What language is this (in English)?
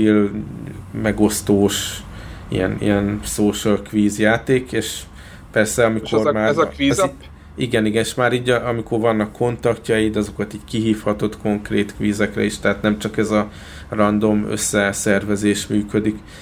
Hungarian